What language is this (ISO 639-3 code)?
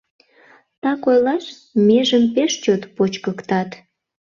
chm